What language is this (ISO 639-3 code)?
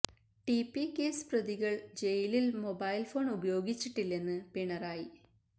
mal